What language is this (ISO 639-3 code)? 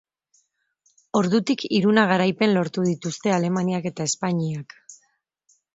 eus